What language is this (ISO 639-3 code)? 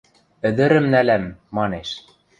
mrj